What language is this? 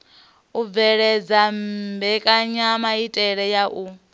Venda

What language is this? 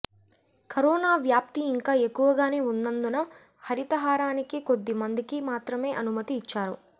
Telugu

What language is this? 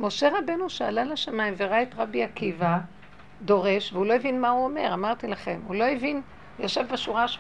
Hebrew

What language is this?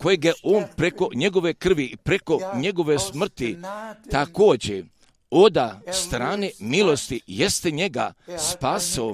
Croatian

